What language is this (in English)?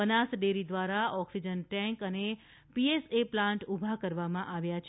Gujarati